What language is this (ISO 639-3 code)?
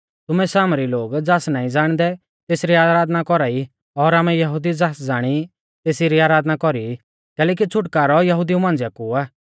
bfz